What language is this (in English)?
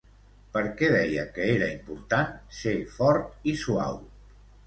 Catalan